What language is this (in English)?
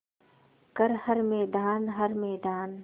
Hindi